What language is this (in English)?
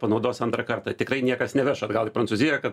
Lithuanian